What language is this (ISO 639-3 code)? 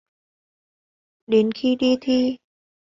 vie